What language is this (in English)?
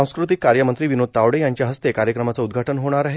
Marathi